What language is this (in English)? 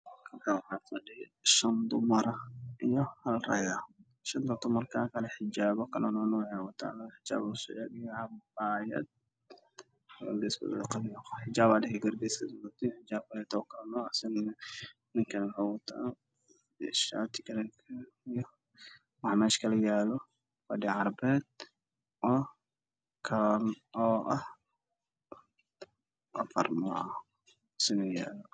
Somali